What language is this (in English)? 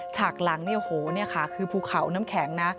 Thai